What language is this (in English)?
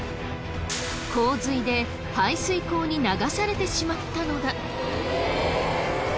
Japanese